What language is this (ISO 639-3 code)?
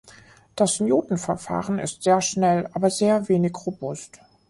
deu